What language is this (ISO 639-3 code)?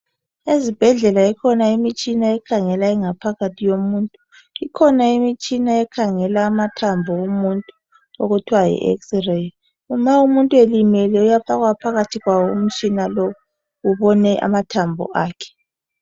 nde